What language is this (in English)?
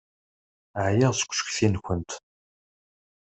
Kabyle